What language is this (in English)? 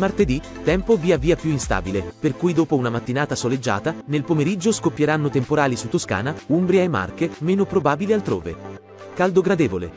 Italian